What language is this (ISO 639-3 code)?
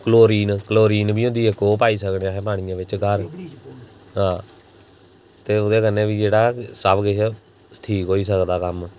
doi